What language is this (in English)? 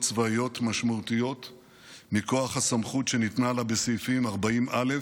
Hebrew